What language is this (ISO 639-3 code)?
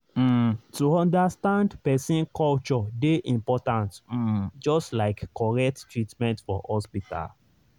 pcm